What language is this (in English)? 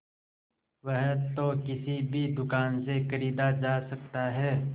Hindi